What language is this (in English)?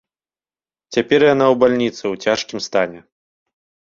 Belarusian